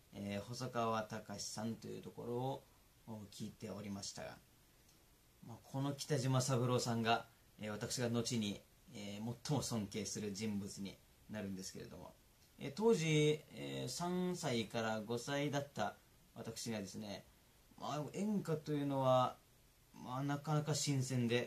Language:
Japanese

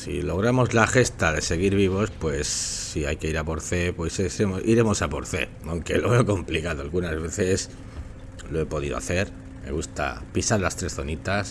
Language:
Spanish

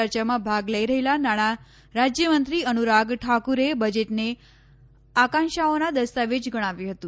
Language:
Gujarati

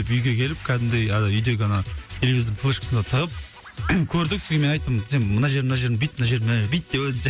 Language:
Kazakh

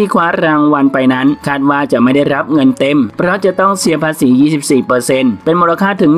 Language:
Thai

